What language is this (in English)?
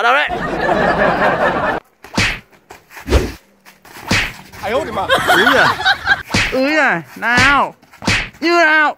Vietnamese